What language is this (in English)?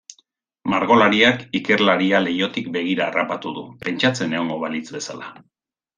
Basque